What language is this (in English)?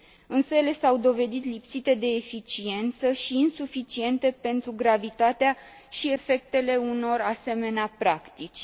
Romanian